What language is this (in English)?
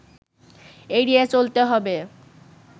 Bangla